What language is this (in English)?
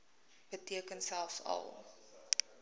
Afrikaans